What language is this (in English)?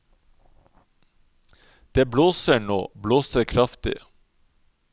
Norwegian